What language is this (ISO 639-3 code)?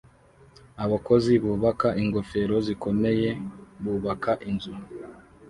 kin